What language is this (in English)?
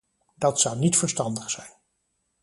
Dutch